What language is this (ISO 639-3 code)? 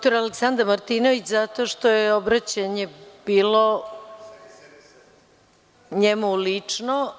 srp